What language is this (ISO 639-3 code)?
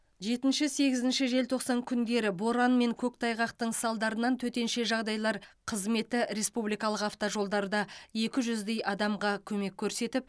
kaz